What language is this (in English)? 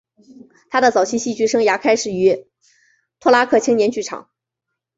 Chinese